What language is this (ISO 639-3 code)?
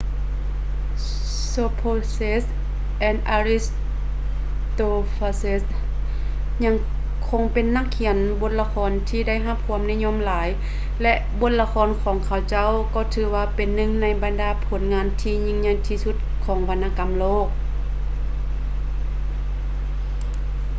lao